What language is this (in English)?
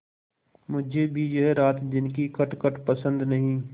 Hindi